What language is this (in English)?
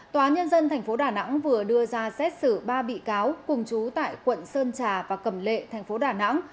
Vietnamese